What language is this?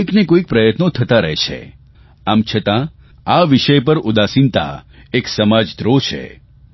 Gujarati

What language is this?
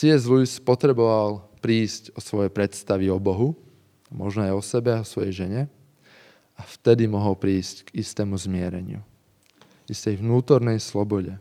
Slovak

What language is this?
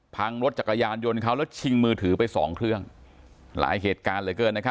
Thai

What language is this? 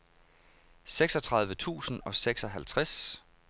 Danish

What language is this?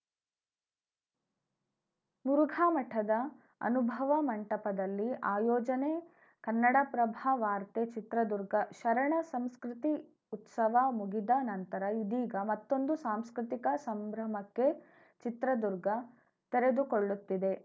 Kannada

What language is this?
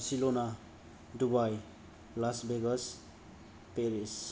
Bodo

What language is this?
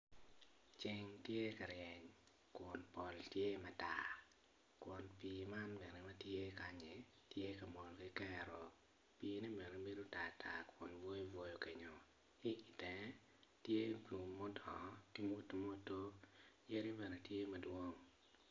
Acoli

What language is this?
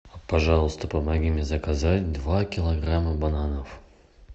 Russian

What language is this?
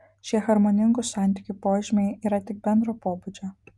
Lithuanian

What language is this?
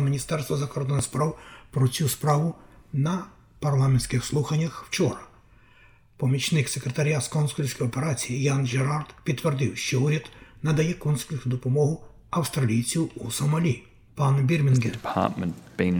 Ukrainian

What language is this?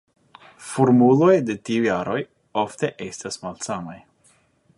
Esperanto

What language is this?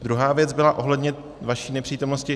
Czech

